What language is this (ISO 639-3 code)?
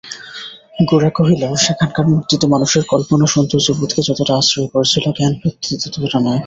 ben